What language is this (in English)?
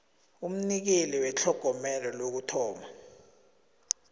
South Ndebele